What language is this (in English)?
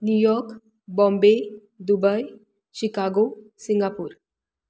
Konkani